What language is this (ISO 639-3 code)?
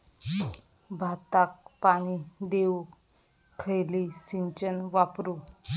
mar